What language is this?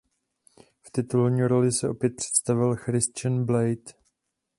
Czech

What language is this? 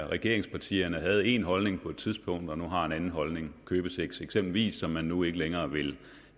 Danish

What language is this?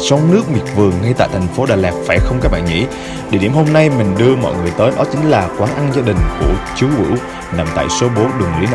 Vietnamese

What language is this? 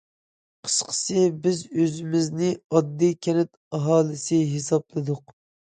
Uyghur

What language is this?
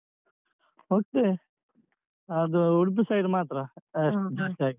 Kannada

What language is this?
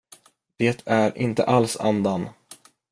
Swedish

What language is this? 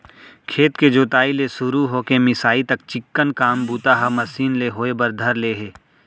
Chhattisgarhi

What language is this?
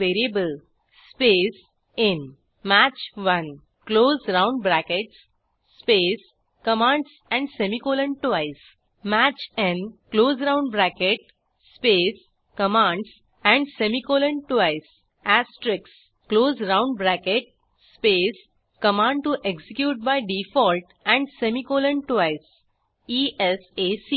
Marathi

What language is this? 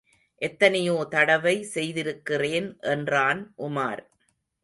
Tamil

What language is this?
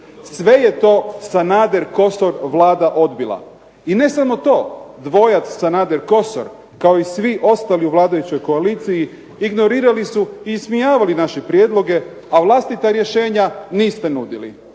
Croatian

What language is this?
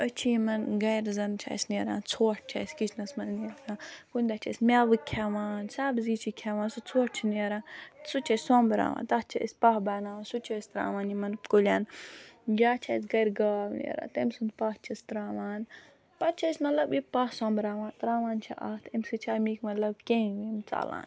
Kashmiri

